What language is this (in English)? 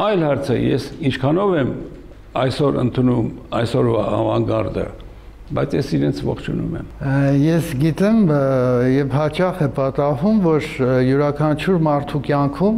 Romanian